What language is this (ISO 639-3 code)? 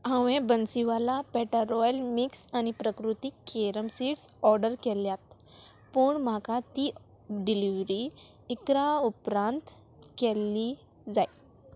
kok